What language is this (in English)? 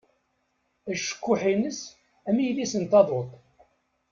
Kabyle